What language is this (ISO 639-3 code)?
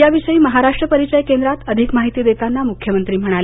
mar